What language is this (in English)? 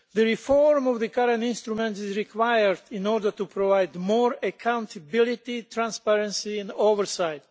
English